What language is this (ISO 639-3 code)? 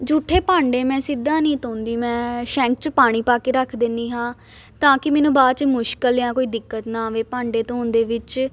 pan